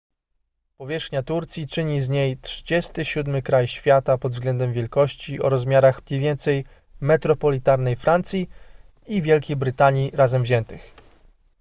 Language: Polish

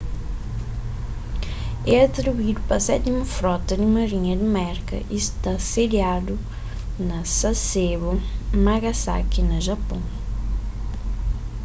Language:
Kabuverdianu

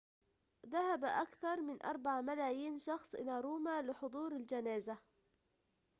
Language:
Arabic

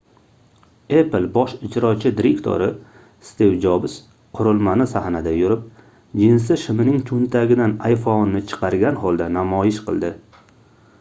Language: Uzbek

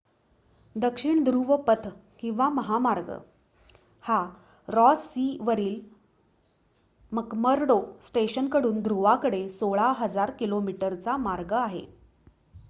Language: Marathi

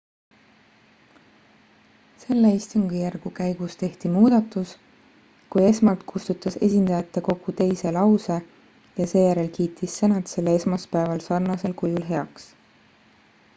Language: Estonian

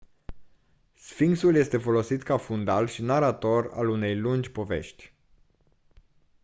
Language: Romanian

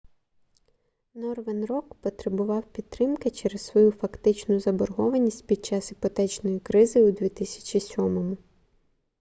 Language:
Ukrainian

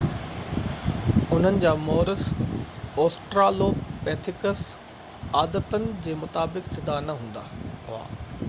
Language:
Sindhi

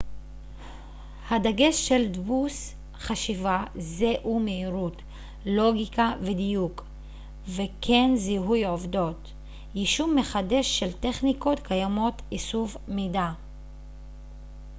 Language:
Hebrew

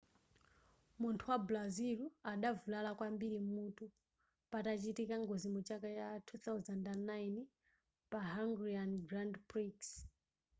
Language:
Nyanja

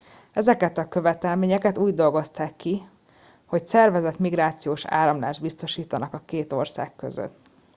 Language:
Hungarian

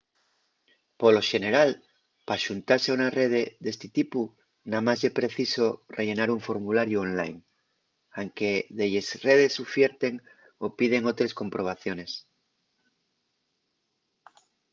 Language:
Asturian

